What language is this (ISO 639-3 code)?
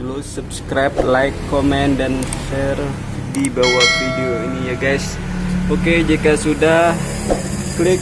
ind